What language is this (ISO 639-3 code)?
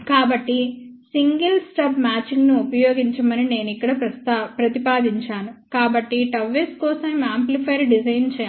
tel